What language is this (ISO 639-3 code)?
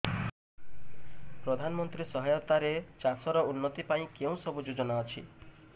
ori